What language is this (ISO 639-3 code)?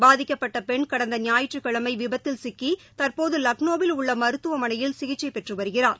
tam